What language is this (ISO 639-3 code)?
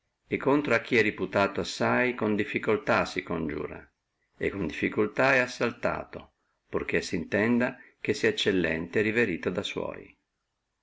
ita